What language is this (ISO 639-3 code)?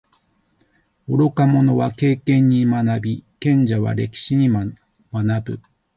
jpn